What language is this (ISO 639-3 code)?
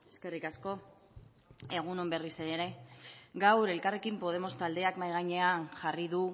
eus